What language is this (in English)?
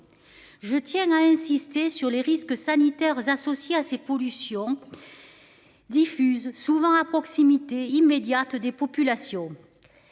French